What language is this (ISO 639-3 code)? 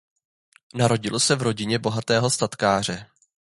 ces